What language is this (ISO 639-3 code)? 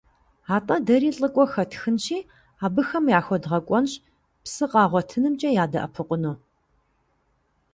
kbd